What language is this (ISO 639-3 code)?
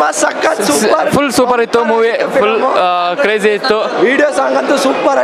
ind